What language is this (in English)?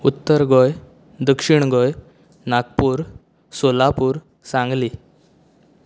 Konkani